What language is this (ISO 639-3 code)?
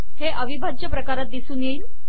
mar